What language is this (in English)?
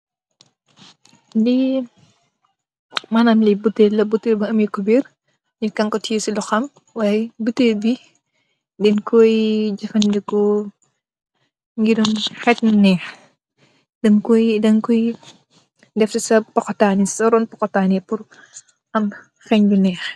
Wolof